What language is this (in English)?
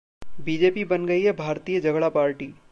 Hindi